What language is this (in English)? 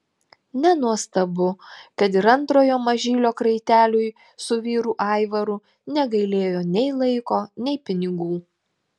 Lithuanian